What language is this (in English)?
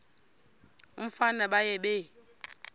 Xhosa